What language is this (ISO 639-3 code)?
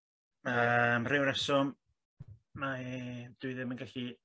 cym